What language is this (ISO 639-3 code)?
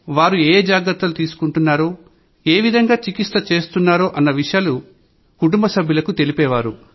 tel